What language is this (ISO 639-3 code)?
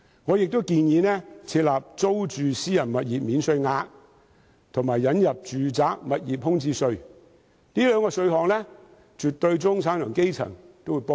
yue